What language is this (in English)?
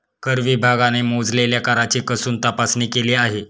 Marathi